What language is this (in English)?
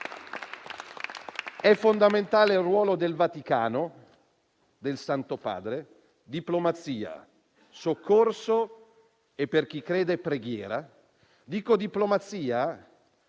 Italian